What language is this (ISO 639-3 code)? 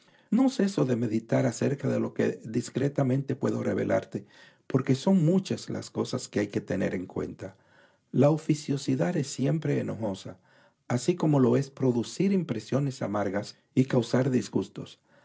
spa